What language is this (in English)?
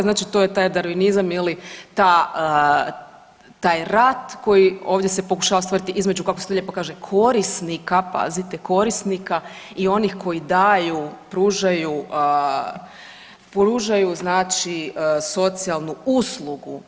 Croatian